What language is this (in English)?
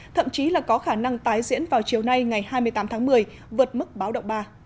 Vietnamese